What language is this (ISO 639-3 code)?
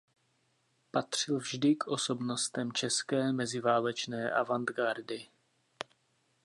ces